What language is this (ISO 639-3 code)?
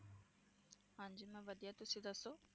pan